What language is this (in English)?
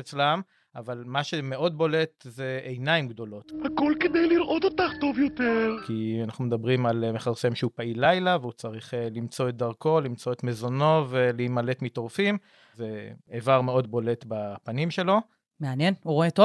Hebrew